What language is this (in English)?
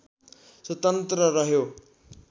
Nepali